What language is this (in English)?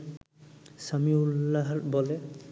Bangla